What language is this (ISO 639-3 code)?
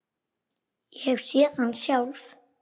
isl